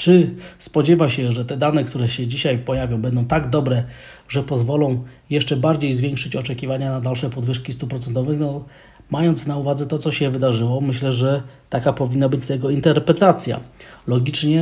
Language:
Polish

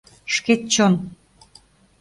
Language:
Mari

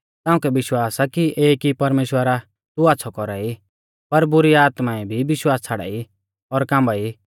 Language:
Mahasu Pahari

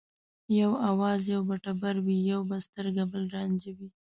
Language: Pashto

